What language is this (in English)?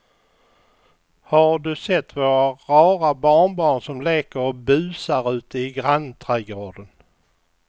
Swedish